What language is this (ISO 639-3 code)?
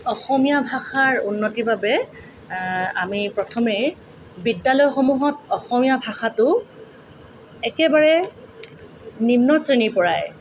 asm